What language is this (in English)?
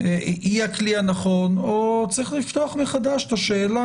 Hebrew